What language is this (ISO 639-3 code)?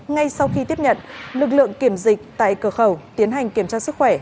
vie